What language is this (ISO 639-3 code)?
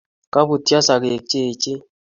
kln